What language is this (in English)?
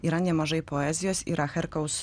Lithuanian